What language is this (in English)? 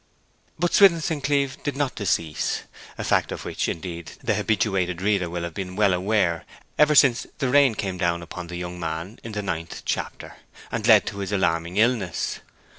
English